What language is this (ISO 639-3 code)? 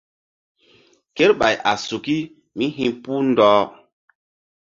mdd